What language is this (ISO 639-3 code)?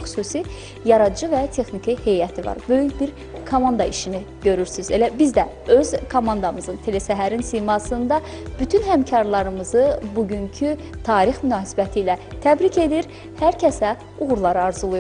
tur